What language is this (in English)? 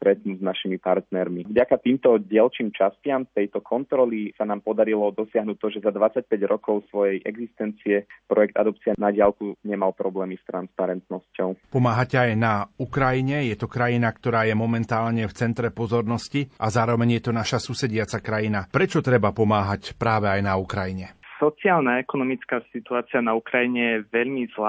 Slovak